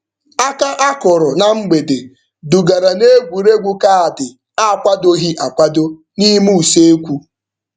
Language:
Igbo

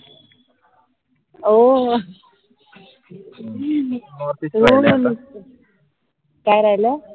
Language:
Marathi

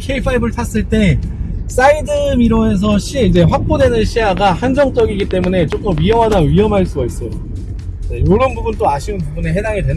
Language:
Korean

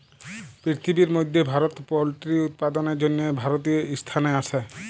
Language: Bangla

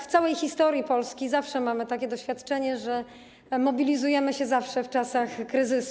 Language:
Polish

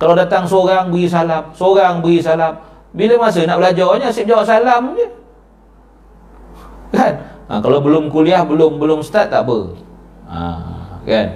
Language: Malay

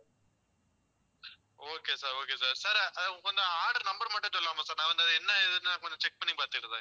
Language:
Tamil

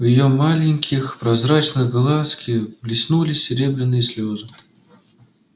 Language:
Russian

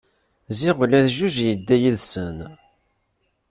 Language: Kabyle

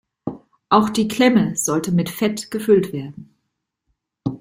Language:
German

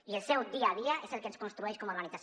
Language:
Catalan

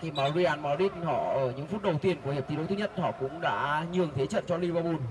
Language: Vietnamese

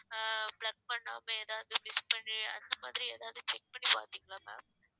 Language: Tamil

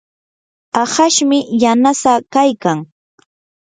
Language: Yanahuanca Pasco Quechua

